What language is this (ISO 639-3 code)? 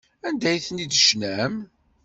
kab